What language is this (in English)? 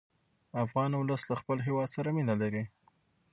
Pashto